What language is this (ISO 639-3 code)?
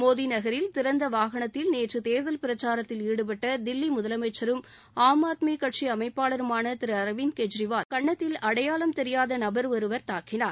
tam